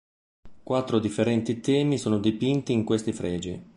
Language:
Italian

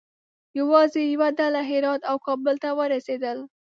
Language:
Pashto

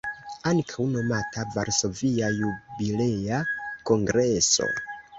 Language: Esperanto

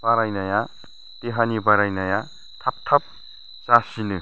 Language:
Bodo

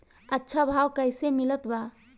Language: Bhojpuri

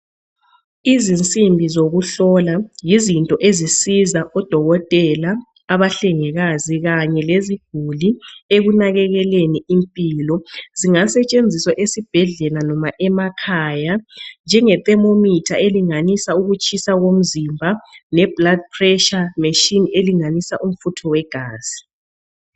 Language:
North Ndebele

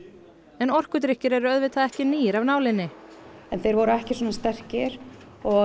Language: Icelandic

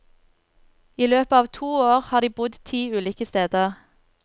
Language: Norwegian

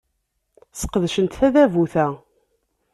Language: Kabyle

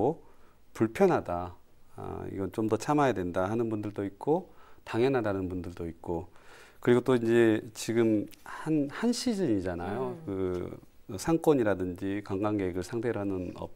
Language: Korean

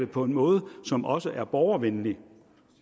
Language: Danish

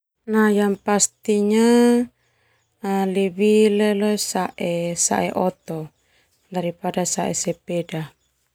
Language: Termanu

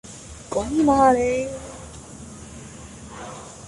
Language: Cantonese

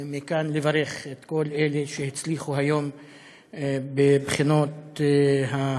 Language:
Hebrew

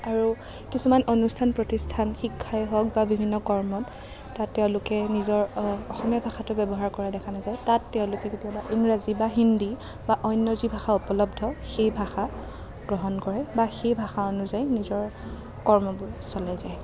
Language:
Assamese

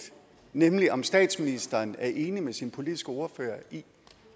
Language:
Danish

